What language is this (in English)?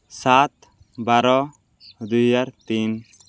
Odia